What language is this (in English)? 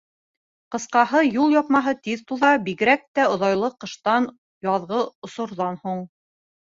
Bashkir